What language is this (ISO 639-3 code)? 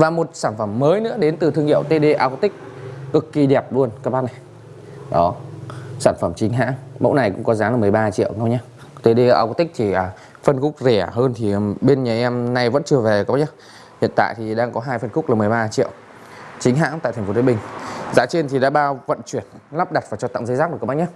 vie